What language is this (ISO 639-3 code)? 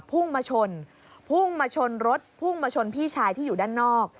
tha